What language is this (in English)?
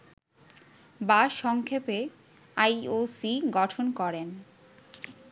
Bangla